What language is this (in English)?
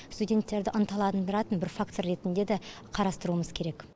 Kazakh